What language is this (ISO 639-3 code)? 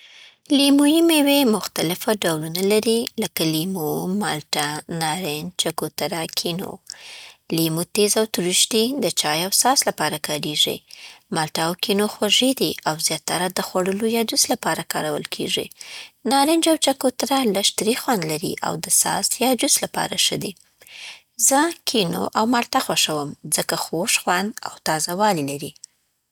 pbt